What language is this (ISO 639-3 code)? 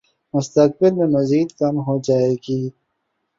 urd